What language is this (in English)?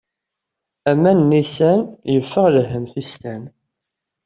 Kabyle